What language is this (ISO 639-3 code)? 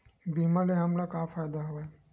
hne